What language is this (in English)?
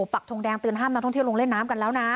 Thai